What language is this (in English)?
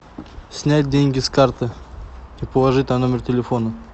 Russian